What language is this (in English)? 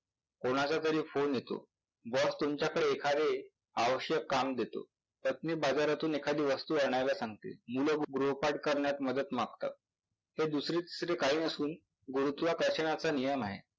Marathi